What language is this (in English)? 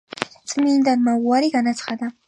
Georgian